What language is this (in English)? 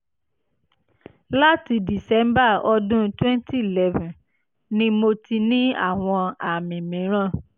Yoruba